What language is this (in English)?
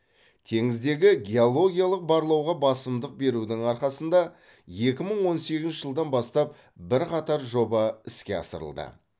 Kazakh